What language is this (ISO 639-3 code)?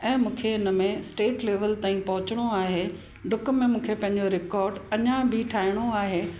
snd